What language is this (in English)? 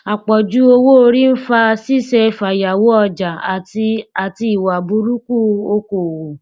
Yoruba